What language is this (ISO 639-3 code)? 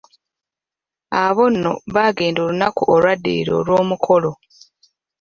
lug